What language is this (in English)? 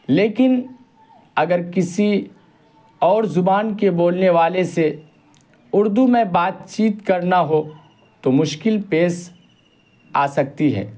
Urdu